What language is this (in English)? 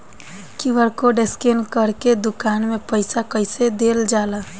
Bhojpuri